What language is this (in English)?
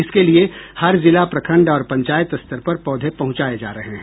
Hindi